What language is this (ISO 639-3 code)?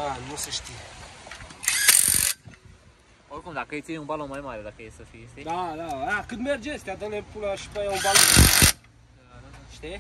ron